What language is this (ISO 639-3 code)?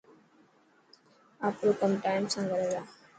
mki